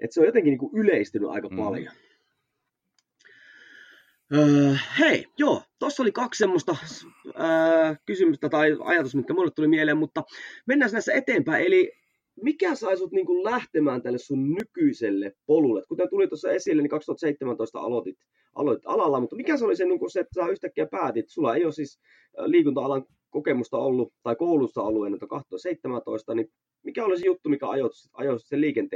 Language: Finnish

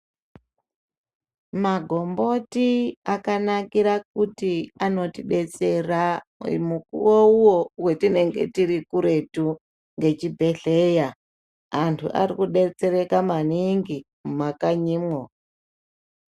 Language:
Ndau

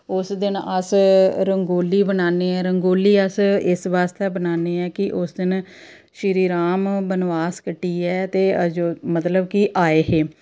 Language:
Dogri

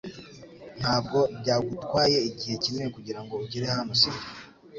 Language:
Kinyarwanda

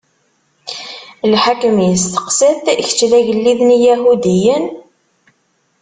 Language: Kabyle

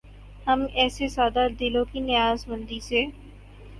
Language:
Urdu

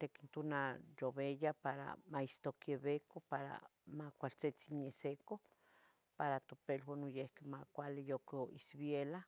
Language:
Tetelcingo Nahuatl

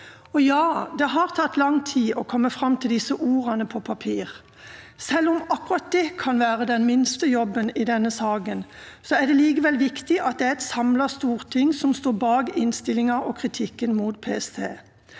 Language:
Norwegian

